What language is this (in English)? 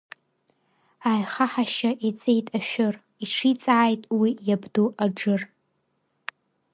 Abkhazian